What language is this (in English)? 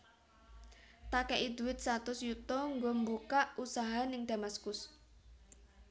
Javanese